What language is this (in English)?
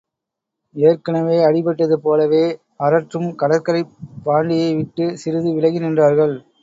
Tamil